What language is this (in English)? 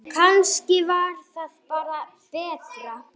Icelandic